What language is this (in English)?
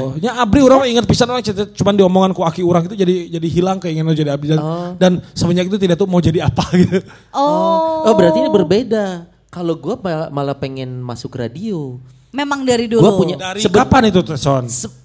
Indonesian